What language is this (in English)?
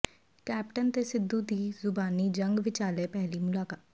Punjabi